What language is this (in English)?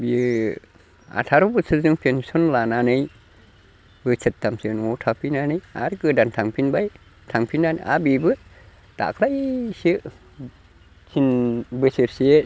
Bodo